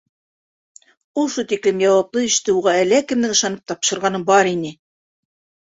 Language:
Bashkir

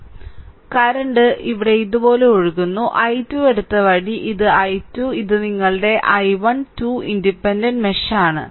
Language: Malayalam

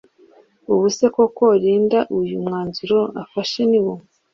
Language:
Kinyarwanda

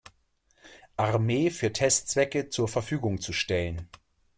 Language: German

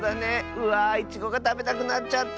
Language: Japanese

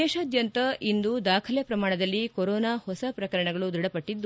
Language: Kannada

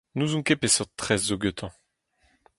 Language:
Breton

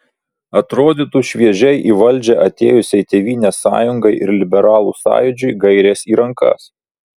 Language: Lithuanian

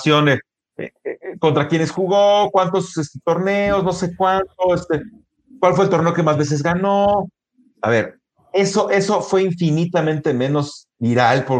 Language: Spanish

